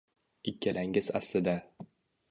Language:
Uzbek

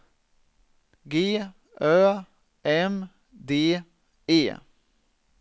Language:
Swedish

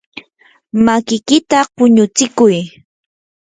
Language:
Yanahuanca Pasco Quechua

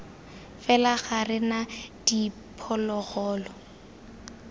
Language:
Tswana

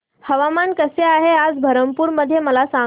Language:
Marathi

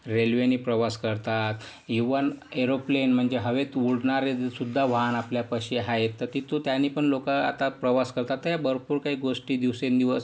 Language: Marathi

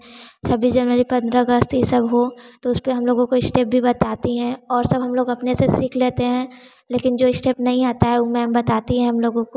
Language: Hindi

